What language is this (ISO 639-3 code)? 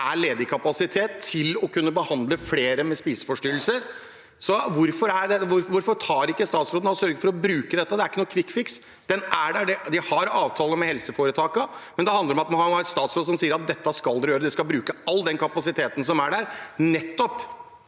nor